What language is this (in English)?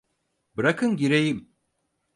Turkish